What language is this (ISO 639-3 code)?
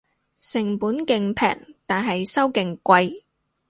yue